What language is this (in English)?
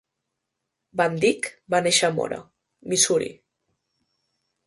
Catalan